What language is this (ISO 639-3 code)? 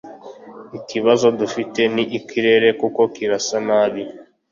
kin